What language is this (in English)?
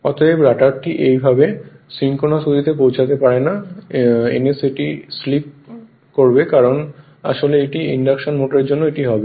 Bangla